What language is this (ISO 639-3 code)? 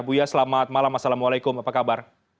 ind